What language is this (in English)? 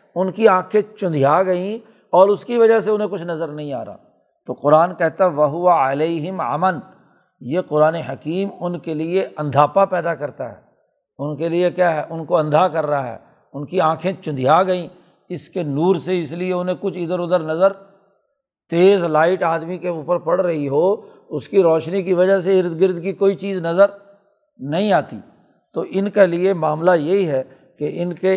Urdu